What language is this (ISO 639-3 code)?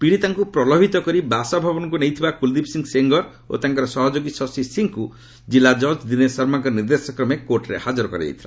ori